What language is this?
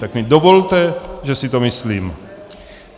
Czech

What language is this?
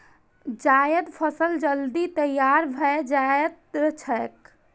Maithili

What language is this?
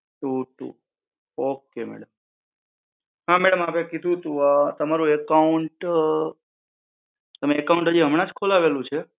Gujarati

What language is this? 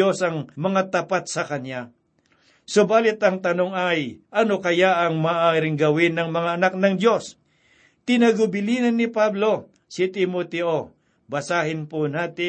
Filipino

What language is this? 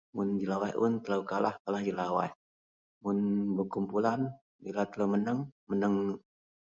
Central Melanau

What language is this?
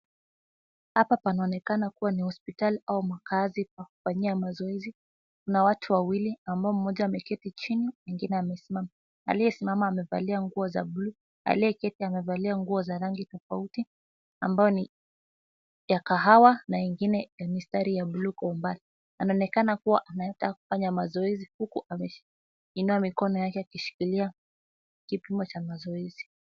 Swahili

